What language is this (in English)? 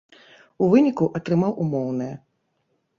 Belarusian